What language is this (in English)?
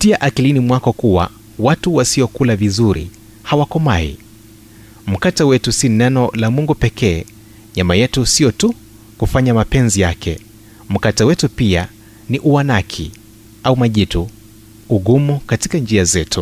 Swahili